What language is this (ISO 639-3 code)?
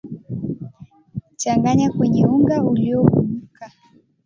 swa